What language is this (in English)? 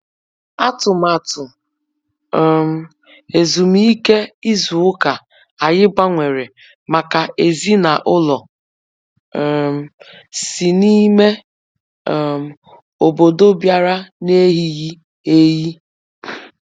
Igbo